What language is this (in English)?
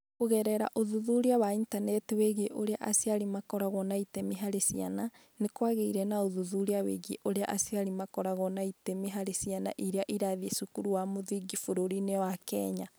Kikuyu